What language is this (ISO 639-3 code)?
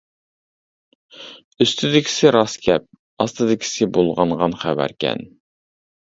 uig